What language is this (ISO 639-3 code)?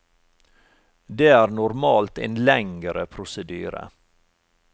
nor